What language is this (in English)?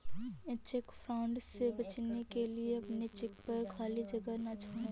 Hindi